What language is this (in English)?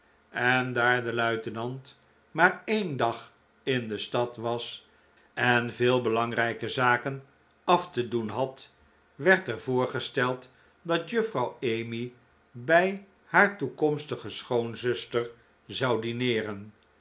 Dutch